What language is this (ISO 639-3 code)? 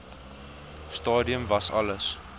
afr